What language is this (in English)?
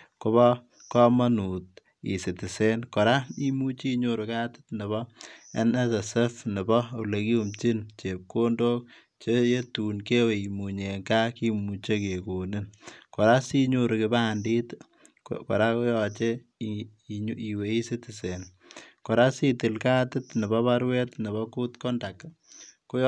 Kalenjin